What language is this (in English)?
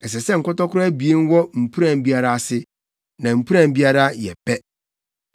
Akan